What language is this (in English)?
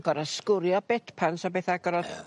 Welsh